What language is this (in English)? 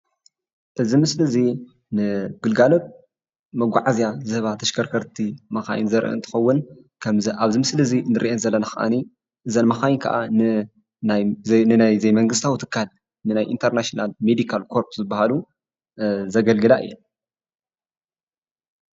Tigrinya